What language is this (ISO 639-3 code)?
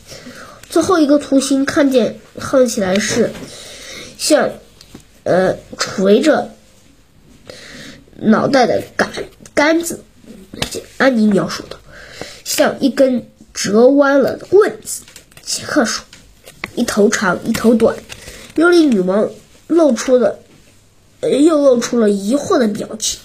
zho